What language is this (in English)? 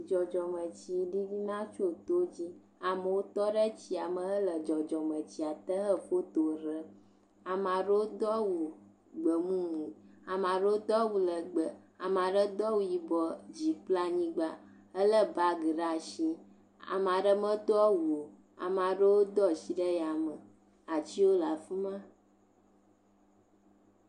Ewe